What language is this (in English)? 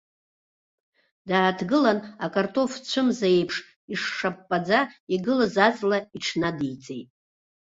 Abkhazian